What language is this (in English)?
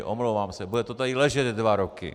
Czech